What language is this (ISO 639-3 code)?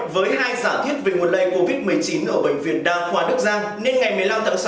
vie